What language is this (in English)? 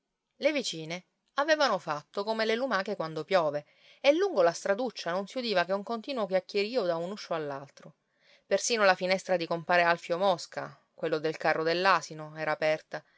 Italian